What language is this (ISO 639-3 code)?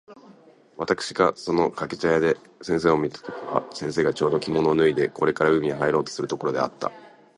jpn